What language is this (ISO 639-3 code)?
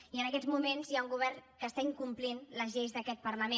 cat